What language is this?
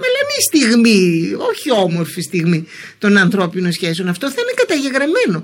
Greek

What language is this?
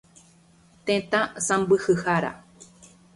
Guarani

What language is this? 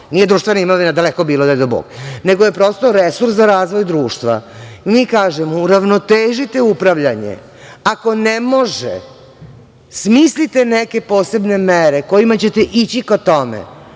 Serbian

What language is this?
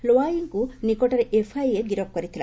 Odia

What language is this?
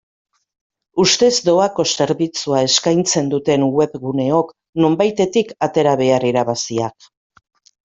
Basque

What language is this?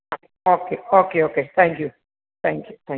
Malayalam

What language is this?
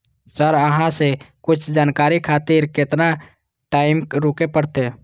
Maithili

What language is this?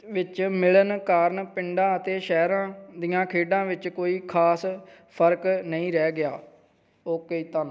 Punjabi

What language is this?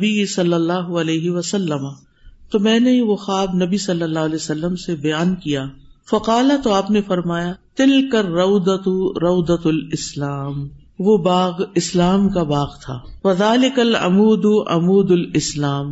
Urdu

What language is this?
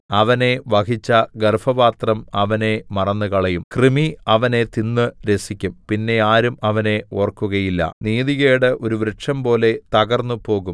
Malayalam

